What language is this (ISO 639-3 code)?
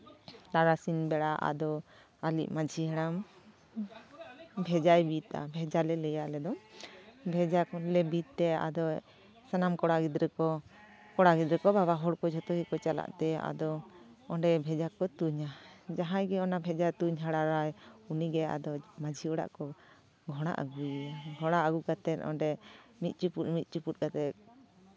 sat